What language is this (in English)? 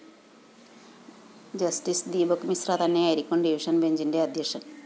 Malayalam